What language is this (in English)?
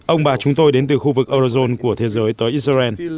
Vietnamese